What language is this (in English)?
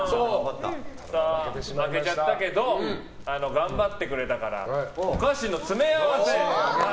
Japanese